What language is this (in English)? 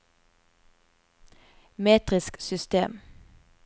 Norwegian